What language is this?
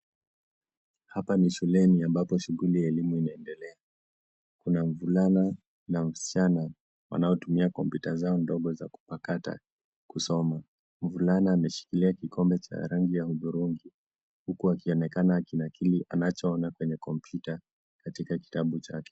Swahili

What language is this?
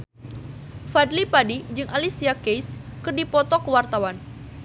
Sundanese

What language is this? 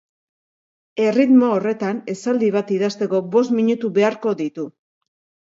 Basque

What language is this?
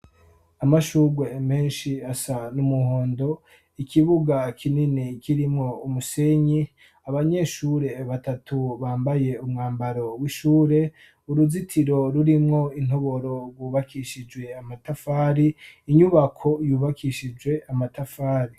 Rundi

